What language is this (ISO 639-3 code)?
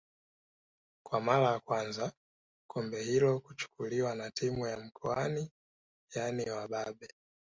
swa